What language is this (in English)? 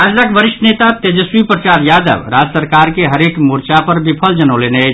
Maithili